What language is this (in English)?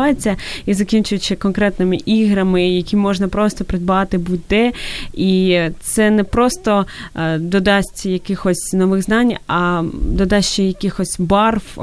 Ukrainian